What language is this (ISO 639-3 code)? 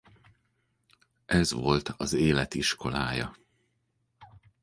hun